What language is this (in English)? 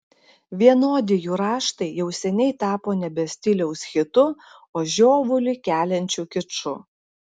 Lithuanian